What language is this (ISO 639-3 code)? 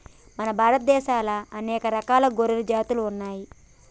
tel